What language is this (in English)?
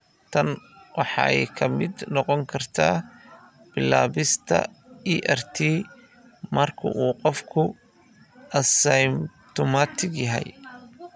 Somali